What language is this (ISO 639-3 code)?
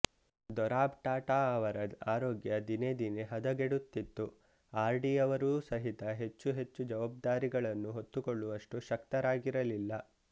kan